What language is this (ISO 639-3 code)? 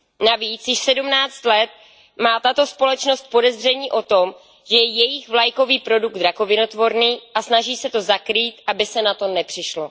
ces